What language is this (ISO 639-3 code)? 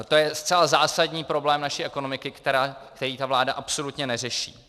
ces